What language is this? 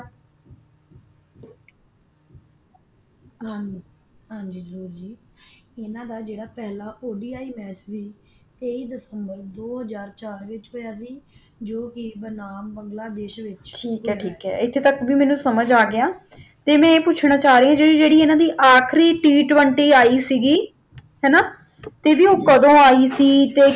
Punjabi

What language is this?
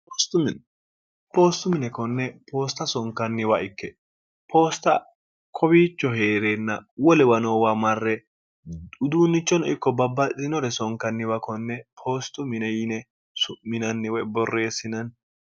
Sidamo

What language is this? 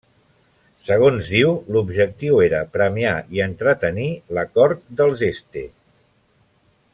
Catalan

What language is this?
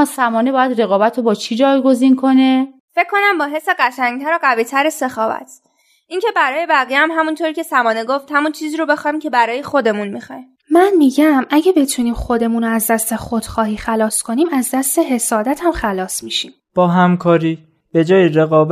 Persian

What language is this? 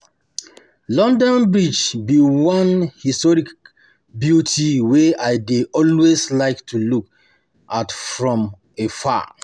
Nigerian Pidgin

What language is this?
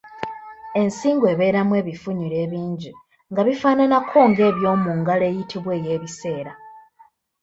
Ganda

